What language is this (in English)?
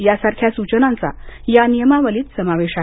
Marathi